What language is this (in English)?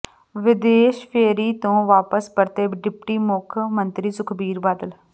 Punjabi